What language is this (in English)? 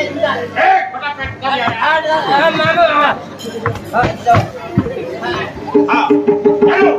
Gujarati